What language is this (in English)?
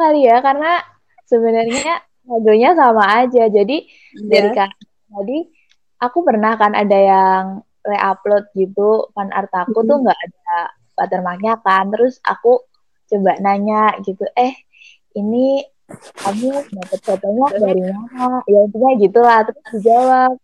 Indonesian